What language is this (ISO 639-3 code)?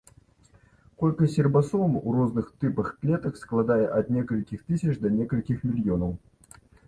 bel